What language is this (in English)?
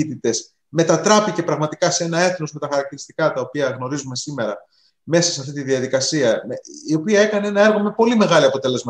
Greek